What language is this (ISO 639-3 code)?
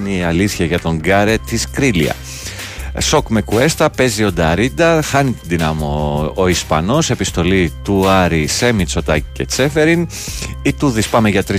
ell